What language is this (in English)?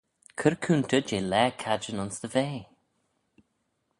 Manx